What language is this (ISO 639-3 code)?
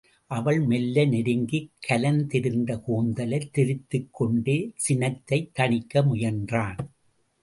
tam